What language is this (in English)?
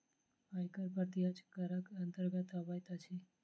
Maithili